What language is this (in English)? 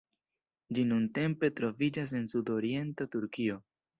Esperanto